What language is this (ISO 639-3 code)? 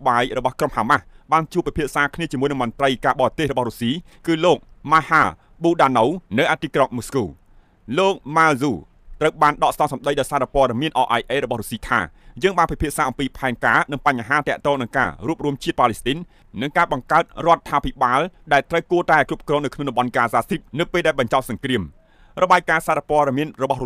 tha